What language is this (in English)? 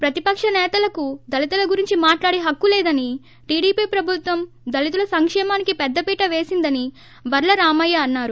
Telugu